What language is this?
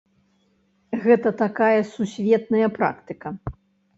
Belarusian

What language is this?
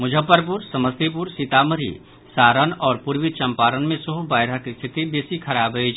Maithili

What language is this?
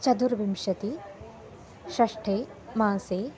Sanskrit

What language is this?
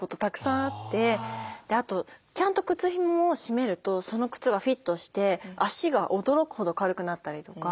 Japanese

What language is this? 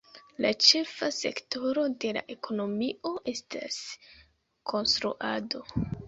Esperanto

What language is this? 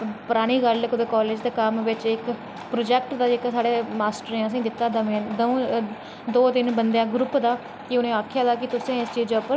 Dogri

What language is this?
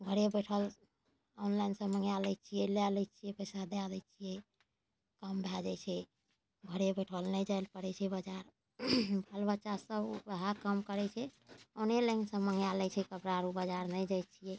Maithili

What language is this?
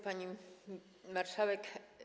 Polish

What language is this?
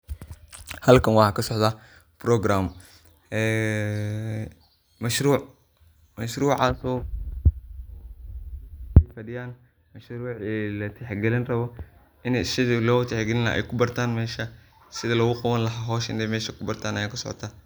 Somali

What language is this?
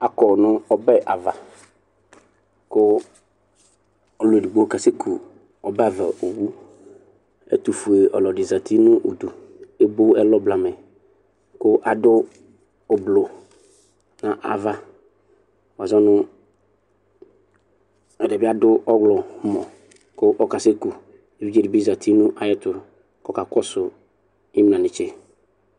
Ikposo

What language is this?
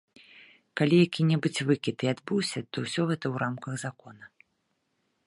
Belarusian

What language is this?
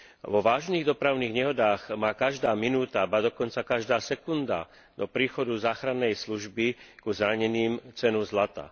Slovak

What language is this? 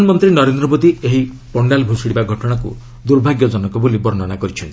Odia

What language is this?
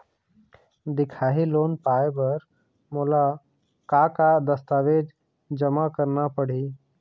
Chhattisgarhi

